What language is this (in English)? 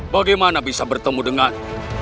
Indonesian